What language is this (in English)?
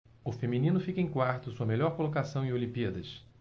Portuguese